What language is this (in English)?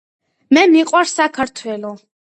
Georgian